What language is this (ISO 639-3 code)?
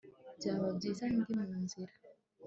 kin